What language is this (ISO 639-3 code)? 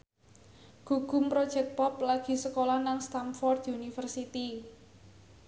jav